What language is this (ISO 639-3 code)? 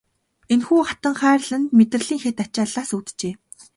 mon